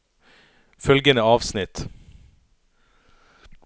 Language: Norwegian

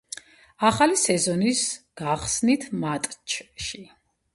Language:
Georgian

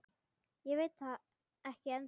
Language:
Icelandic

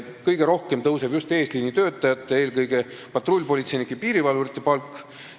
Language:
Estonian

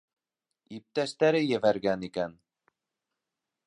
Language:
Bashkir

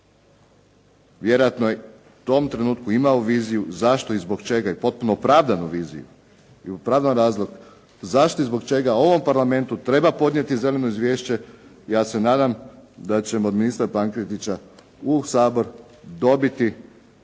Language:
Croatian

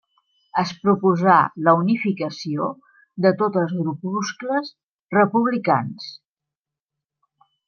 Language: Catalan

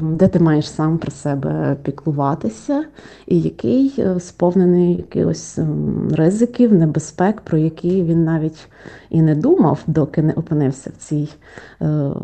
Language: Ukrainian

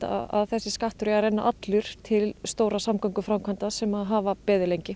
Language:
Icelandic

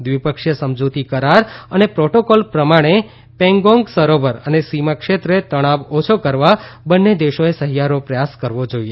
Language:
Gujarati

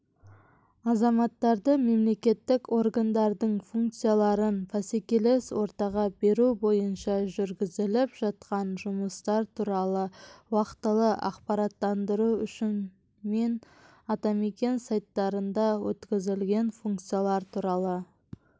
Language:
Kazakh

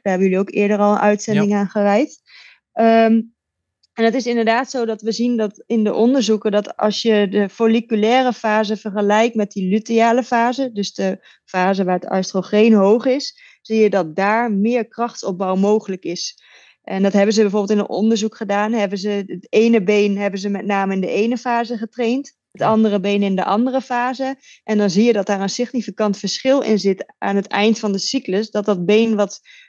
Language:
Dutch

